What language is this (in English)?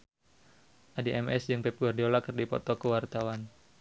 Sundanese